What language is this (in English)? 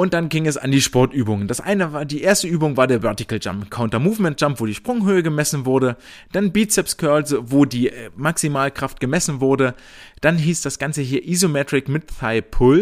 German